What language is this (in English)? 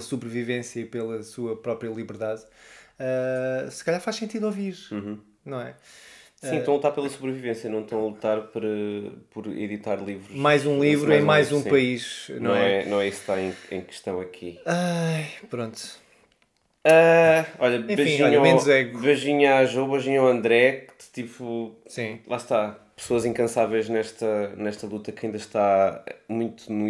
Portuguese